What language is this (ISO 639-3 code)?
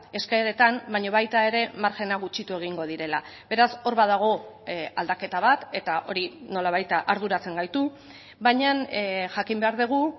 eus